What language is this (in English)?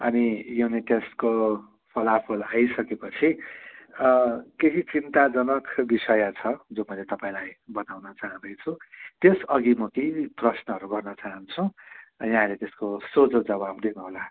Nepali